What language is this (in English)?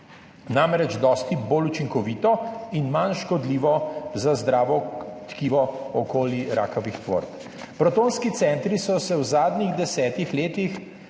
Slovenian